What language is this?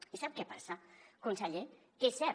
Catalan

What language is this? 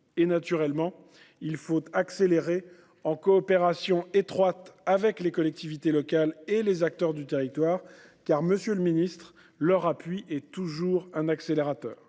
French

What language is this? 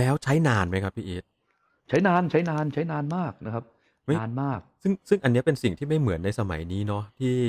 Thai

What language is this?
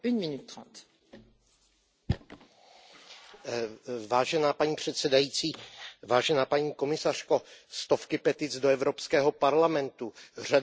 Czech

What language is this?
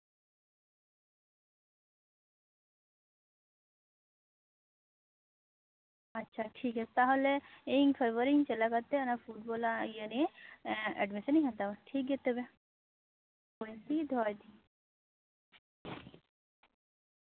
Santali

